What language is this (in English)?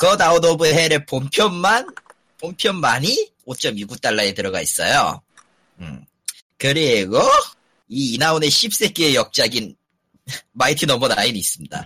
Korean